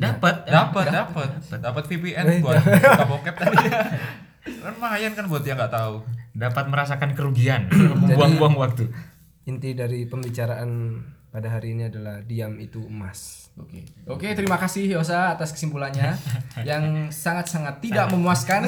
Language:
Indonesian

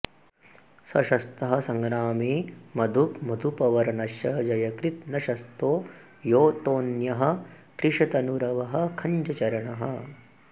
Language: Sanskrit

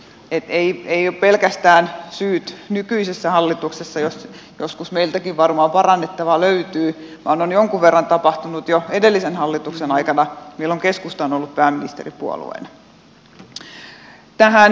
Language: Finnish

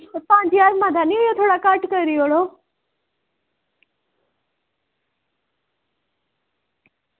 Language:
Dogri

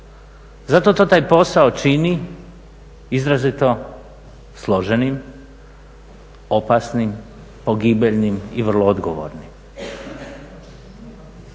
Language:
Croatian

